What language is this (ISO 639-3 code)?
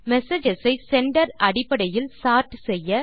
tam